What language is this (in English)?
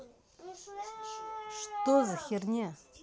Russian